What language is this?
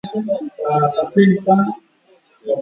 Swahili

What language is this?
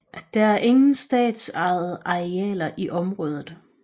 Danish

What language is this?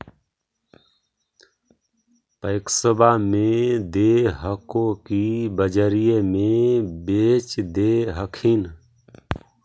Magahi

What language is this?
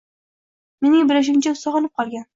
Uzbek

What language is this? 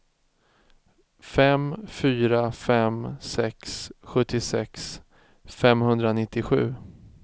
Swedish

